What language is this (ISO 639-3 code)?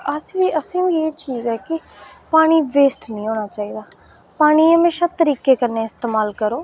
doi